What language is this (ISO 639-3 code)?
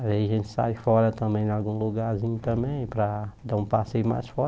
por